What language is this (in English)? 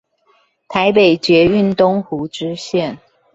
Chinese